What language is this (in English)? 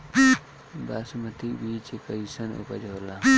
Bhojpuri